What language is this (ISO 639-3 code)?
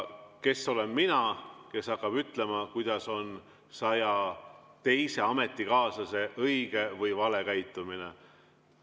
est